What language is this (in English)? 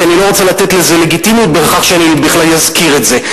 Hebrew